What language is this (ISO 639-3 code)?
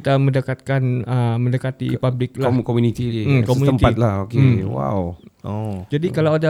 msa